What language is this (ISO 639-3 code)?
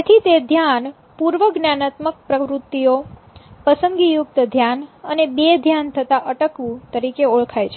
guj